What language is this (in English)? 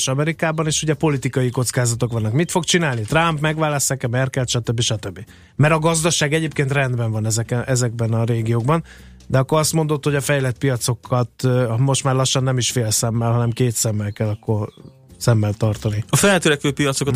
Hungarian